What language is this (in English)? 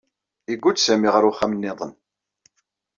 Kabyle